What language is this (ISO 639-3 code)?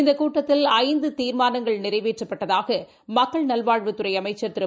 tam